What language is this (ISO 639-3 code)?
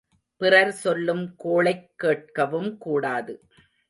tam